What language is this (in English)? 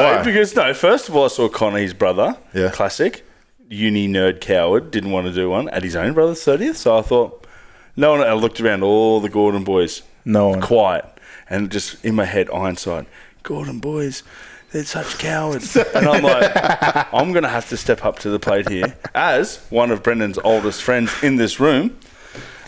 English